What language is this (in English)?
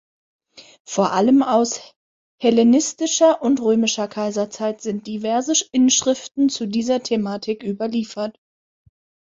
German